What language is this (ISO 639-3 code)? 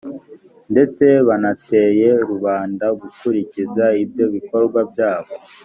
kin